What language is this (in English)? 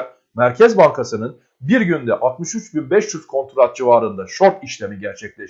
Turkish